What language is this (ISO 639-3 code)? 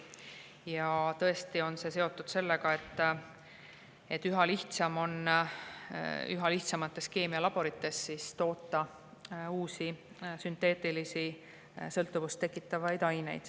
est